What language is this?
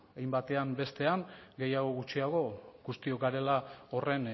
Basque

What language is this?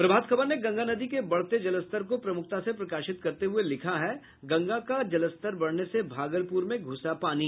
Hindi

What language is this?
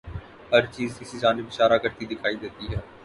Urdu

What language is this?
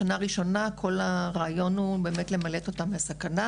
Hebrew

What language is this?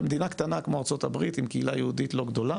Hebrew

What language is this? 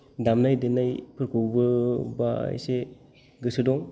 Bodo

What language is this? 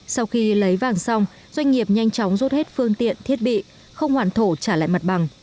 Vietnamese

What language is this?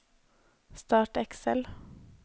Norwegian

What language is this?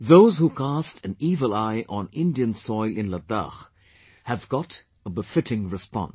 English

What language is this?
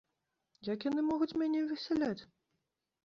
Belarusian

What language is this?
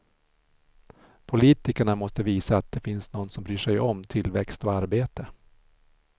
Swedish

